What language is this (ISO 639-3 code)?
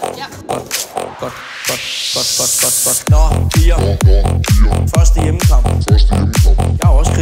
dan